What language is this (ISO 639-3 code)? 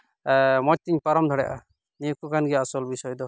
sat